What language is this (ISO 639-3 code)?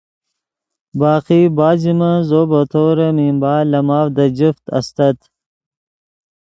ydg